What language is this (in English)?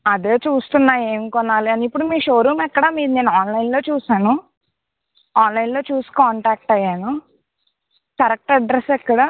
Telugu